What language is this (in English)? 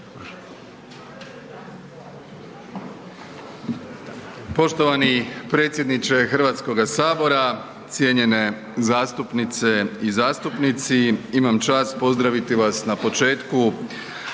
Croatian